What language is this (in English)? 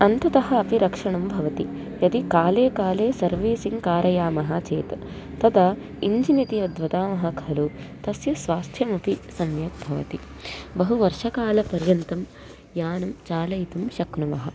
Sanskrit